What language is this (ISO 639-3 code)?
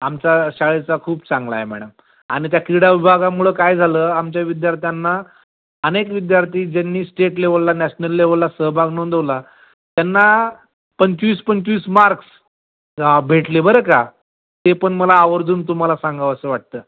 mar